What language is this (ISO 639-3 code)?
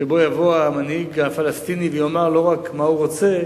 heb